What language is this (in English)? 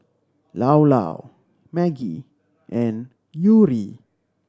English